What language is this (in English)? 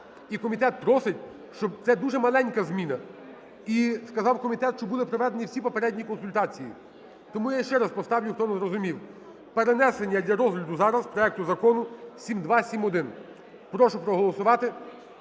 Ukrainian